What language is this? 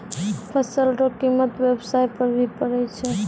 Maithili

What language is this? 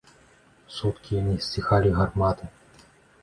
Belarusian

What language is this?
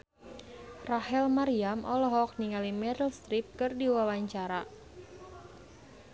Sundanese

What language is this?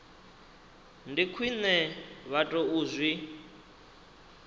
Venda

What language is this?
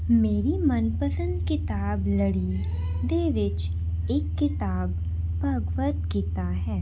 Punjabi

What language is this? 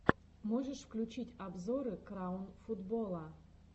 Russian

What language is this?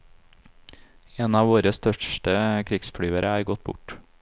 Norwegian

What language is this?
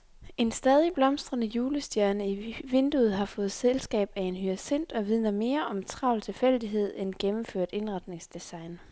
Danish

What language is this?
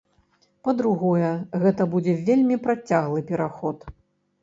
Belarusian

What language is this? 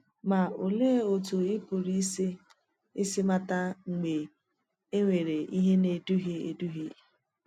Igbo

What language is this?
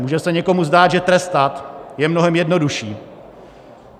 Czech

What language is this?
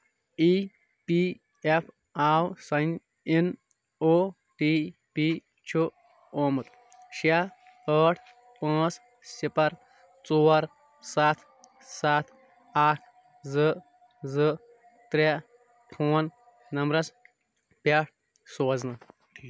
Kashmiri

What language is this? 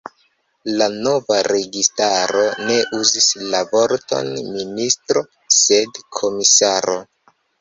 Esperanto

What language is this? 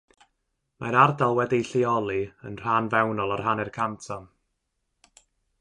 Welsh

